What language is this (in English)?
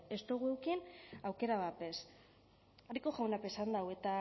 Basque